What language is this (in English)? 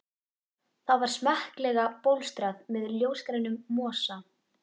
Icelandic